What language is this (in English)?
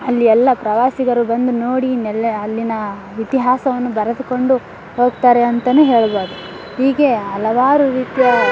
Kannada